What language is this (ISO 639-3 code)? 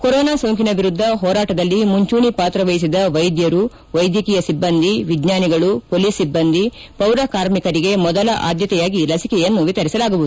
kan